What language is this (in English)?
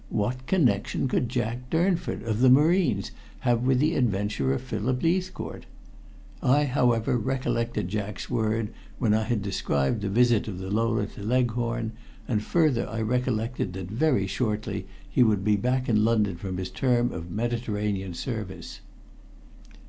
English